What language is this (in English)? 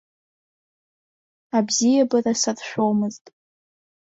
Abkhazian